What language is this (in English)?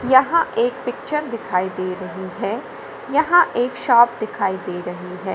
Hindi